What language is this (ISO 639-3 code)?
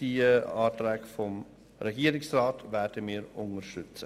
gsw